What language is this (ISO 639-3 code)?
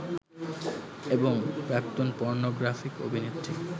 ben